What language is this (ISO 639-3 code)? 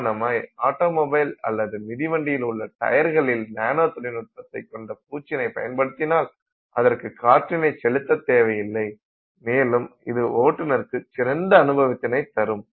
tam